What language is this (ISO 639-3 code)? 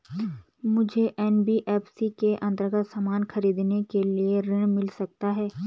hin